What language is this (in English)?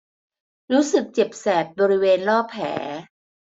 Thai